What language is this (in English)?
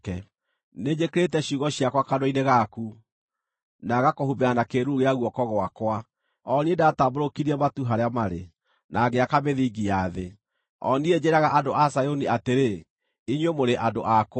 Kikuyu